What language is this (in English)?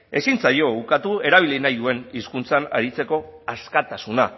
Basque